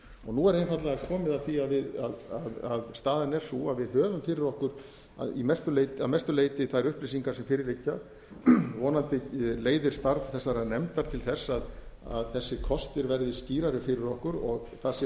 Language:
Icelandic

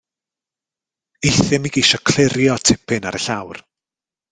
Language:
Welsh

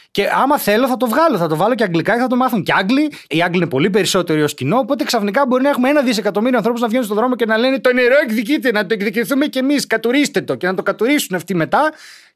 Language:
Greek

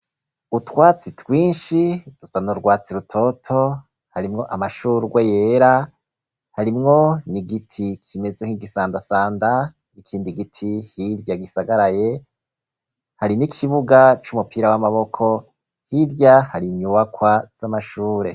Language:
Rundi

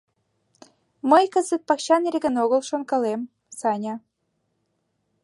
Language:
Mari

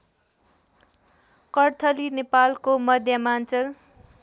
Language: Nepali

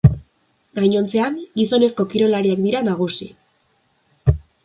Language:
Basque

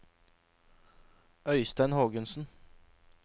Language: Norwegian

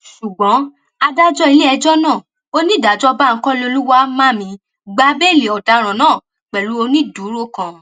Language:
Yoruba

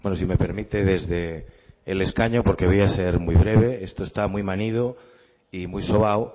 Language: Spanish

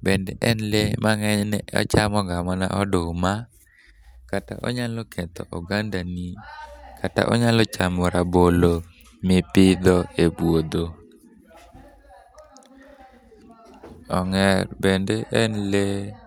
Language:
Luo (Kenya and Tanzania)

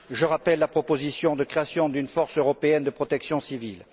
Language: French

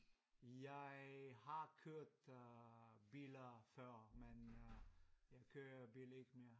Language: Danish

